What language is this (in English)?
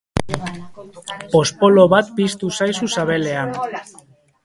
Basque